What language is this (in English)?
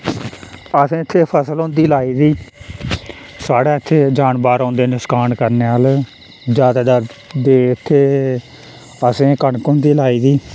Dogri